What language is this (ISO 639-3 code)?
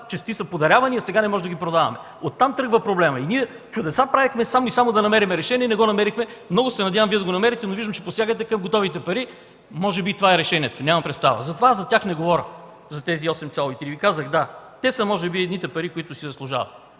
bul